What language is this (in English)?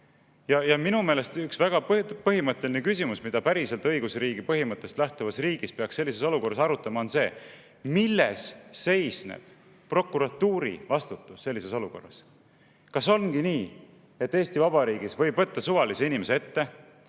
Estonian